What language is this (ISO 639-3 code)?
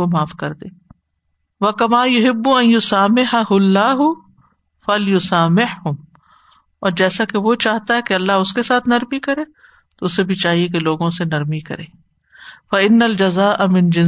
urd